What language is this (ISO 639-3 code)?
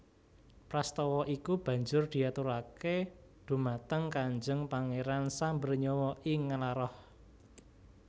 jav